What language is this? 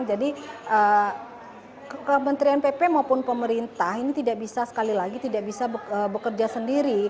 Indonesian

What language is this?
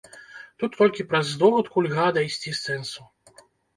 Belarusian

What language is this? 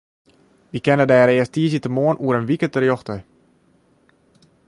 Western Frisian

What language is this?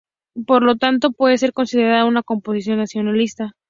Spanish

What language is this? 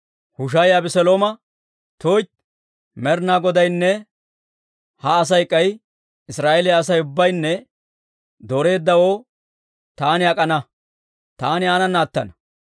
Dawro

